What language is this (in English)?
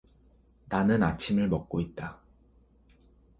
Korean